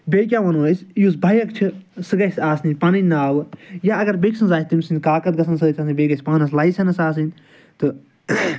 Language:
Kashmiri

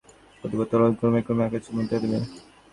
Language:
Bangla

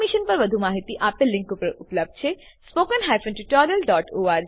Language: Gujarati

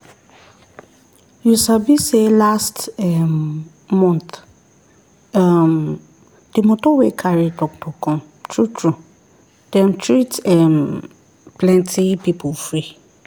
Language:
Nigerian Pidgin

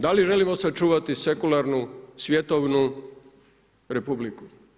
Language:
Croatian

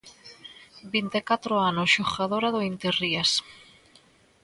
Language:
Galician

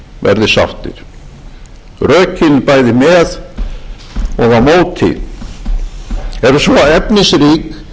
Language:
Icelandic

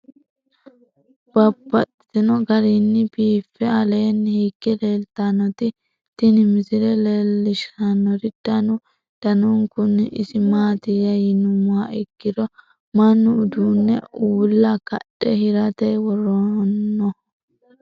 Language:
Sidamo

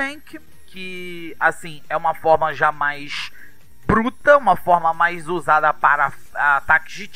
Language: Portuguese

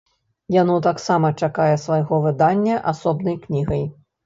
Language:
Belarusian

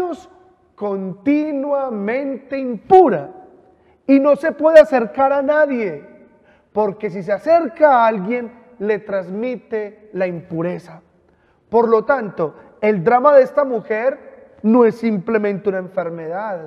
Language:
Spanish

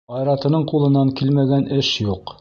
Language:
Bashkir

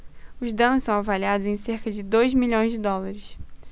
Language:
Portuguese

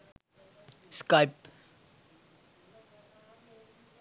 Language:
Sinhala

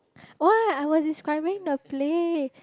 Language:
English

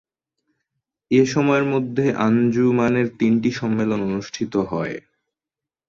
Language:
Bangla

